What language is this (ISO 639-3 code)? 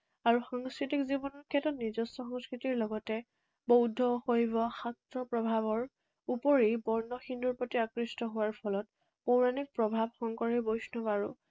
asm